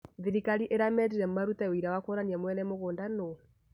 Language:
Kikuyu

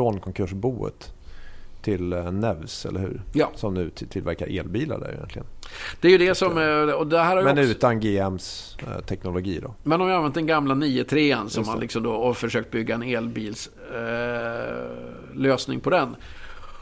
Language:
Swedish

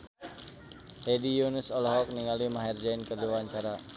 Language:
Sundanese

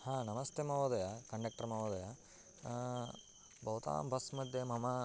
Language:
Sanskrit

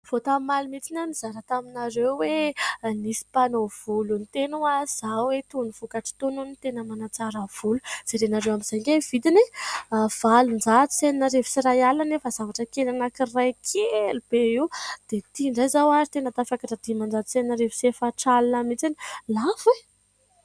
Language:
Malagasy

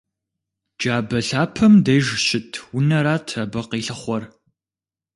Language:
Kabardian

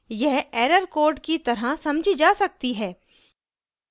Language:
Hindi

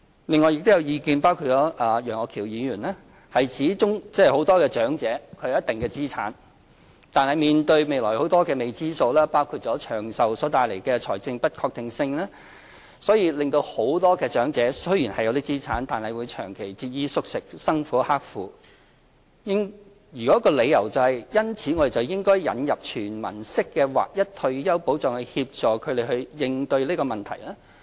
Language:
Cantonese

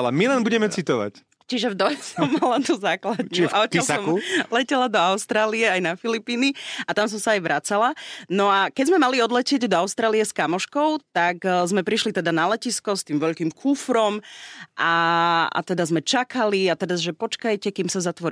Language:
Slovak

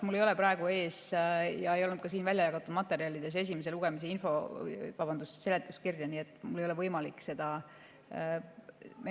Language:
Estonian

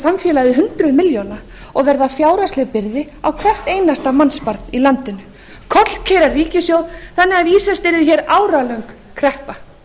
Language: Icelandic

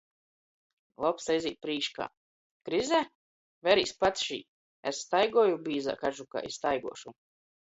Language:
Latgalian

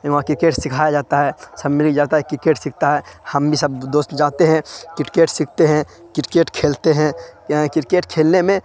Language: Urdu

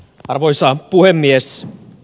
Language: Finnish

